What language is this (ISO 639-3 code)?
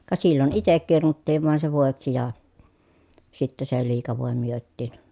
fin